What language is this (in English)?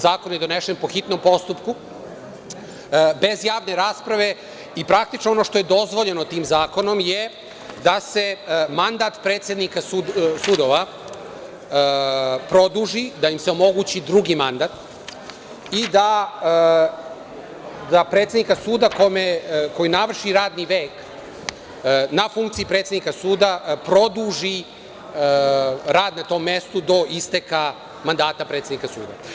Serbian